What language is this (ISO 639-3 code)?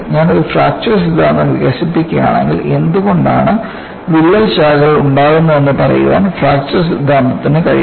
mal